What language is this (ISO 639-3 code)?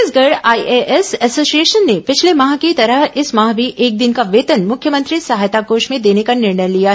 hin